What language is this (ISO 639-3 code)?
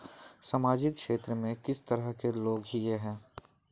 mag